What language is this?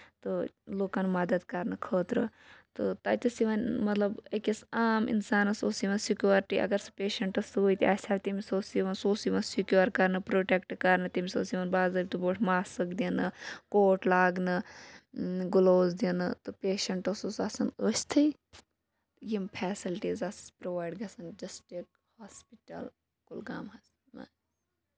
Kashmiri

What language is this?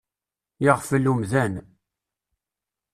Kabyle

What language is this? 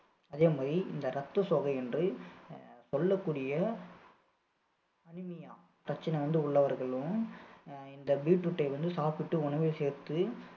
Tamil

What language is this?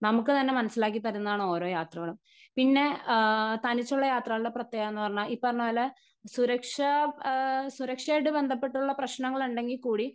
Malayalam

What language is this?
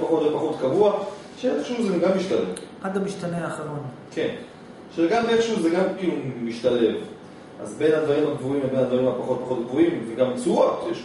Hebrew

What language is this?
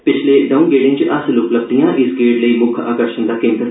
Dogri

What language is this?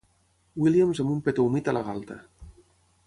Catalan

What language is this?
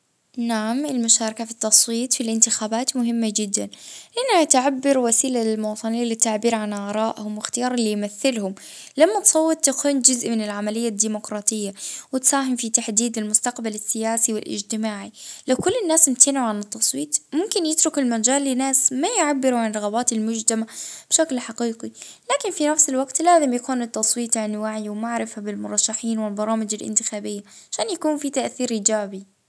Libyan Arabic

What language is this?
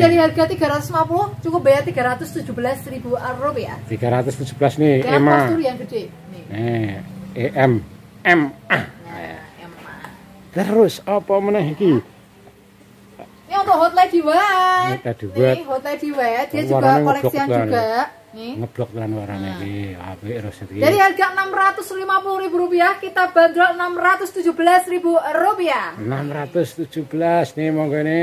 Indonesian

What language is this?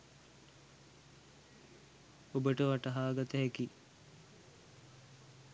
Sinhala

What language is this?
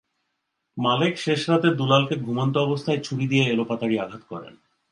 Bangla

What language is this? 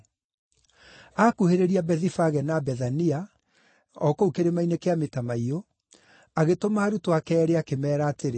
Kikuyu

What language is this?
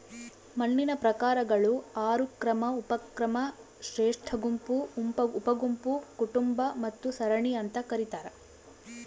Kannada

